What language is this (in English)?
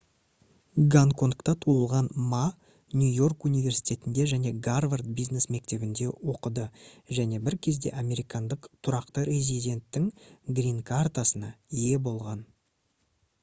Kazakh